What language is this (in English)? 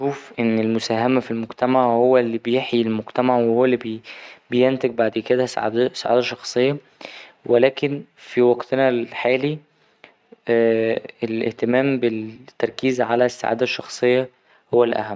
Egyptian Arabic